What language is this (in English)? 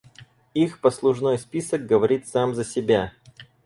Russian